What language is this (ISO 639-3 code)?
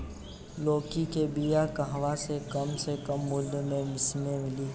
bho